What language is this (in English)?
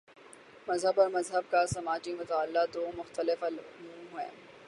Urdu